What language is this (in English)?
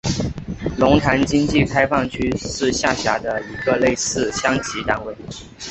Chinese